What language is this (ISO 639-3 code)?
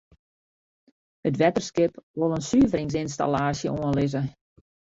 fry